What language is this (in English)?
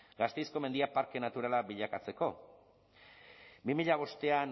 Basque